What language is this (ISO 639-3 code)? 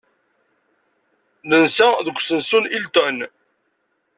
kab